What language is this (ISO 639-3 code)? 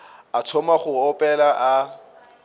nso